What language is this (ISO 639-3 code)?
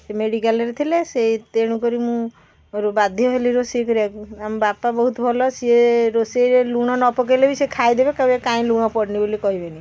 ori